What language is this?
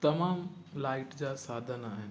Sindhi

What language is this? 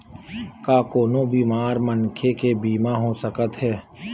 Chhattisgarhi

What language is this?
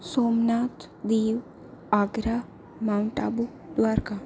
Gujarati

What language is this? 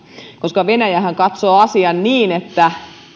Finnish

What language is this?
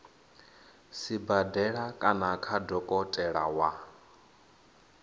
Venda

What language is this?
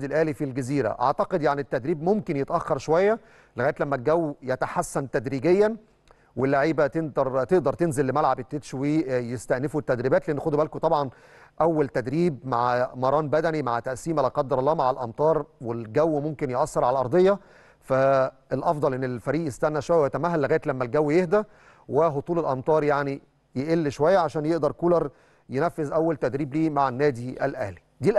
Arabic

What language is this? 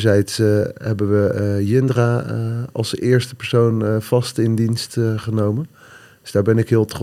Dutch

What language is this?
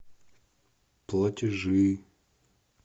Russian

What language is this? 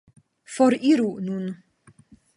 Esperanto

